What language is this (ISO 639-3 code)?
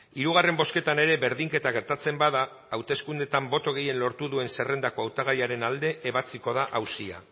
eus